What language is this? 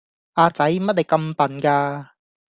Cantonese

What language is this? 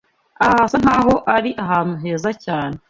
Kinyarwanda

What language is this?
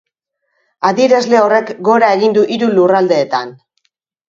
Basque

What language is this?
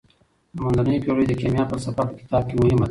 Pashto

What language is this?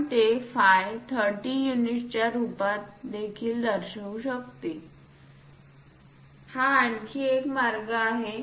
Marathi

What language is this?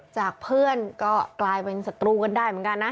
Thai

